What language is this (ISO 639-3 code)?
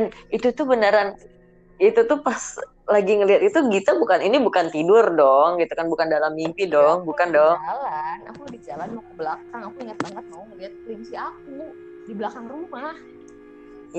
ind